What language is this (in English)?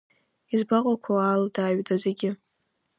Abkhazian